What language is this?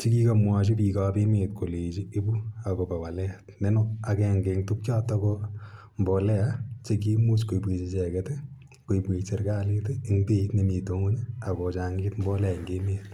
Kalenjin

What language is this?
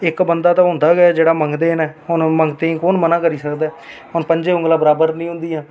Dogri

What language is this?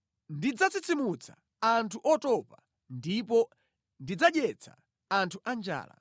Nyanja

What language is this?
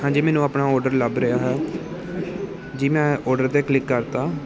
Punjabi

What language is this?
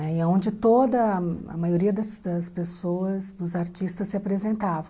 Portuguese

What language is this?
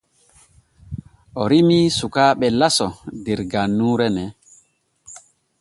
Borgu Fulfulde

